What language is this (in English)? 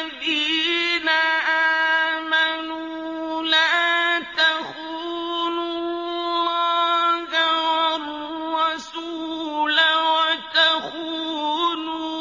Arabic